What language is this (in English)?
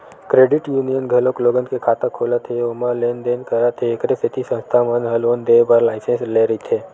Chhattisgarhi